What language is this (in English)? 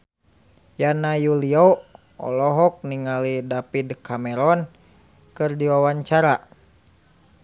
Sundanese